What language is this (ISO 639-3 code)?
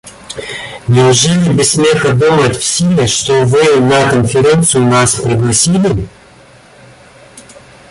rus